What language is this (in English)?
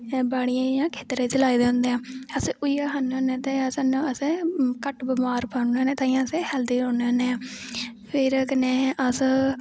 Dogri